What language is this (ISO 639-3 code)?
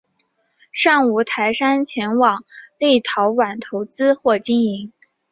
zho